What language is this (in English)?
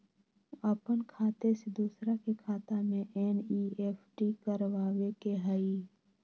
Magahi